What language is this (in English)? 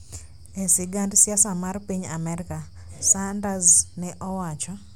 Luo (Kenya and Tanzania)